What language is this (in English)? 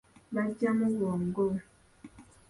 Ganda